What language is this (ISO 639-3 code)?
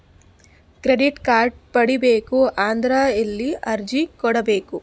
kan